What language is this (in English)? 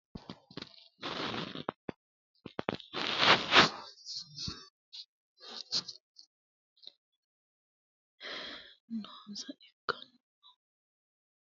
Sidamo